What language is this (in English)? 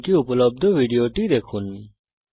Bangla